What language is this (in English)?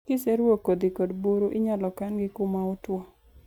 Luo (Kenya and Tanzania)